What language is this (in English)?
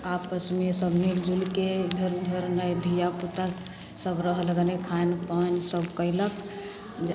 Maithili